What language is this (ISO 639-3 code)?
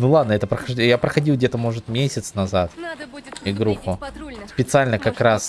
rus